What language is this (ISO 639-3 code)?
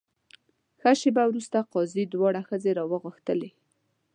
pus